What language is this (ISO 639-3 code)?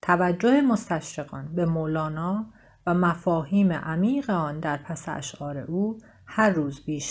fas